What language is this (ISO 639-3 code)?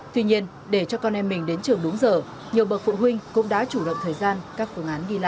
vie